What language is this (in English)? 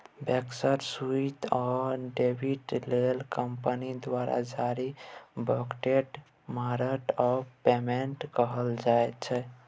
Maithili